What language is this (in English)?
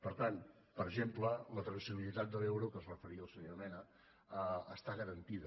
Catalan